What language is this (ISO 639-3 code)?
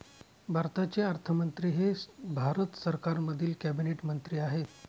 mar